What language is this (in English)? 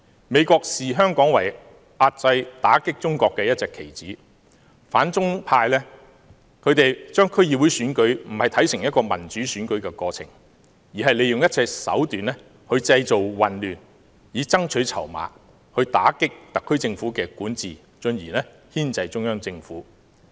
Cantonese